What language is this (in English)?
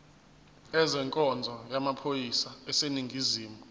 Zulu